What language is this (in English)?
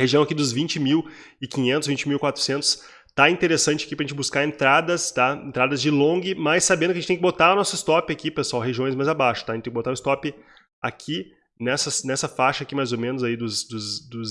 Portuguese